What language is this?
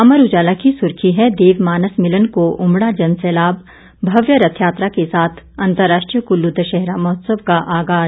Hindi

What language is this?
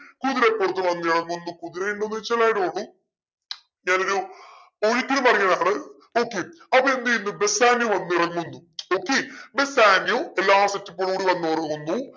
Malayalam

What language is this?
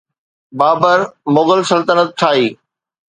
Sindhi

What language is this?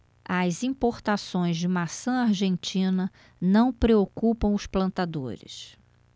Portuguese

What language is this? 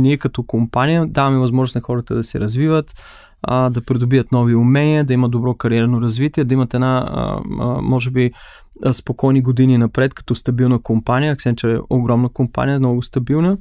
Bulgarian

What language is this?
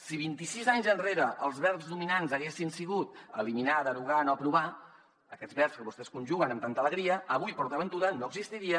Catalan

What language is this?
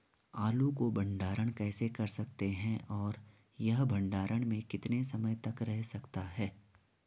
Hindi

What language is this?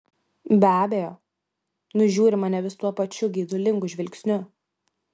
Lithuanian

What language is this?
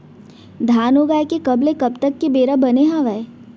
Chhattisgarhi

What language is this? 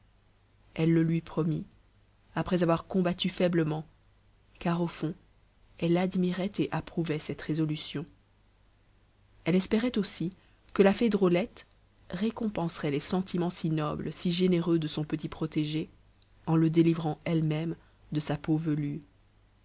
French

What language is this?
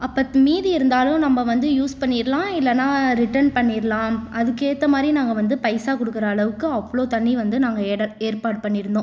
Tamil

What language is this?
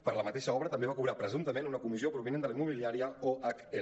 Catalan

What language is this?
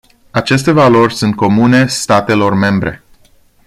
Romanian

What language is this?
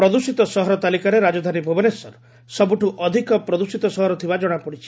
Odia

